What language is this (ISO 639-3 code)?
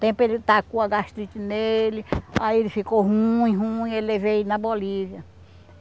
por